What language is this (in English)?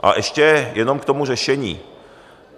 Czech